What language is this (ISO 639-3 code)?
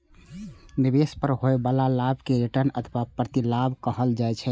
mai